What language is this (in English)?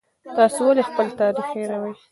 Pashto